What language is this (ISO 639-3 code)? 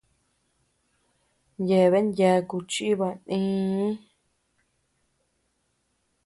cux